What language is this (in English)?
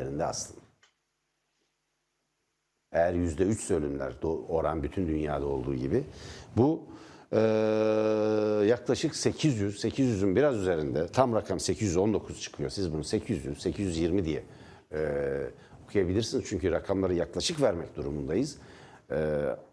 Turkish